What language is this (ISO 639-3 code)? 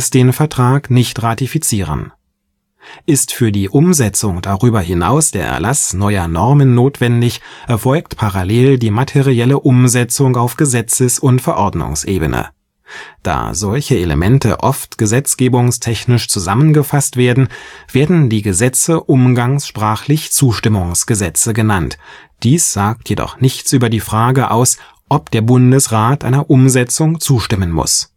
deu